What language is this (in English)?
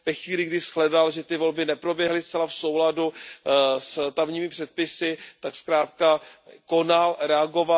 Czech